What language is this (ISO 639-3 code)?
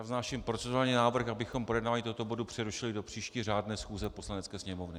ces